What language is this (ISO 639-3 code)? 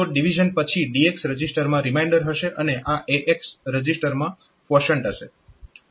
guj